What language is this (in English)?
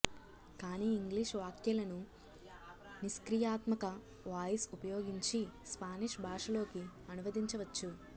Telugu